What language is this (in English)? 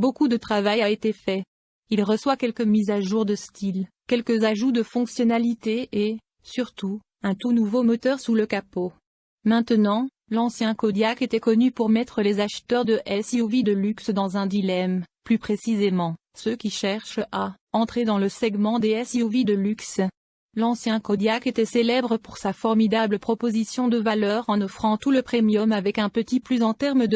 French